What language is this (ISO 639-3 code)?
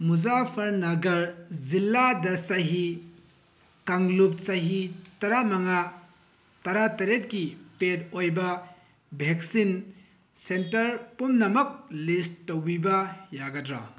mni